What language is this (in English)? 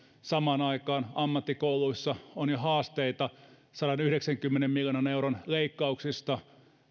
Finnish